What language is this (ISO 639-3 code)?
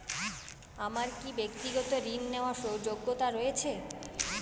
ben